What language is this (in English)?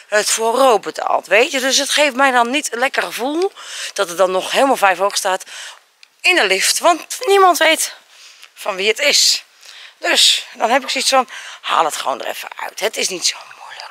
Dutch